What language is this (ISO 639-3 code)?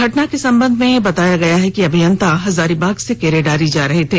hin